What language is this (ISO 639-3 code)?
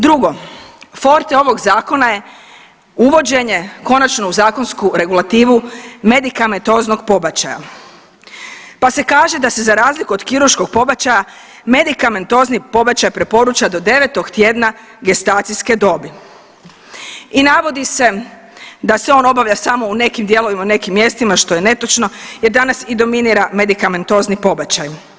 hrv